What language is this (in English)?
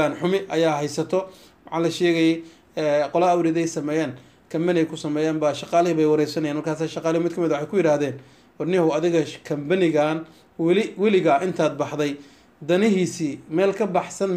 Arabic